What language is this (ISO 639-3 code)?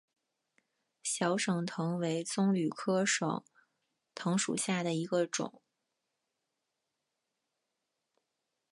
zho